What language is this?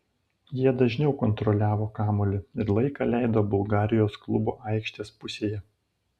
Lithuanian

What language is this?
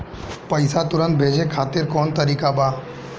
Bhojpuri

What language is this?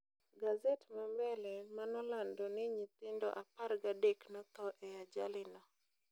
Luo (Kenya and Tanzania)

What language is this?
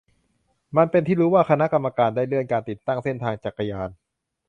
Thai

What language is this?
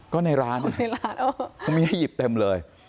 Thai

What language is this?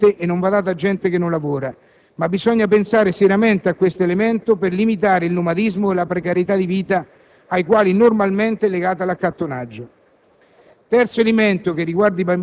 Italian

